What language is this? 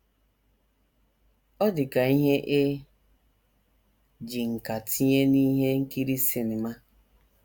Igbo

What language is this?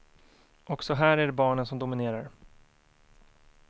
Swedish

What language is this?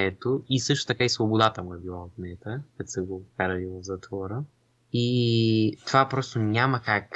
Bulgarian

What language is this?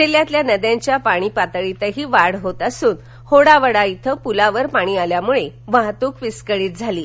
Marathi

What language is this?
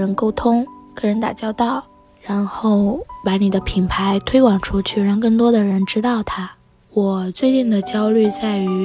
Chinese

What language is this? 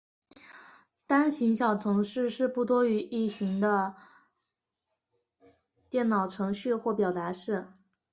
Chinese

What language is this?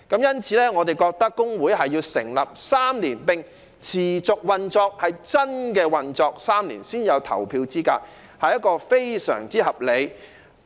Cantonese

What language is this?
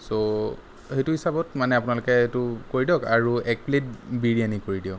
Assamese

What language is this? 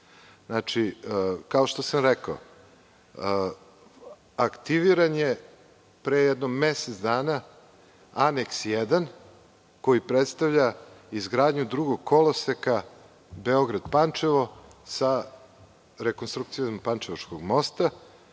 Serbian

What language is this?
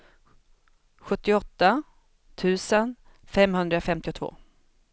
Swedish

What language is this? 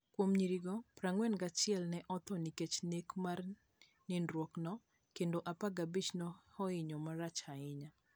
Luo (Kenya and Tanzania)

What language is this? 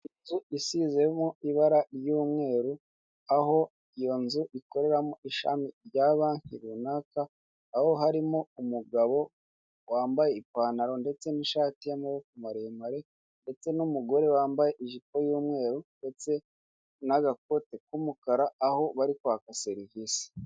Kinyarwanda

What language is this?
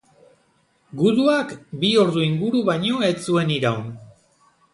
Basque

